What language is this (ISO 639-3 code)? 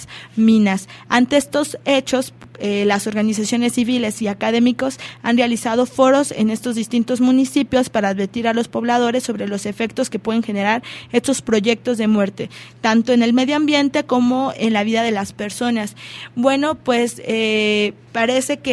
spa